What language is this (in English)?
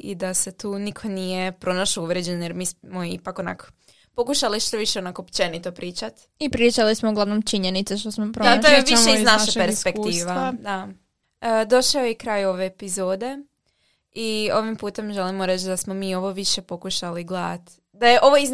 Croatian